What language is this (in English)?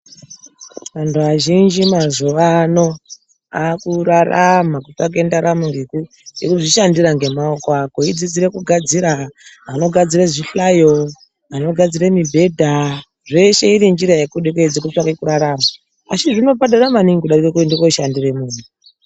Ndau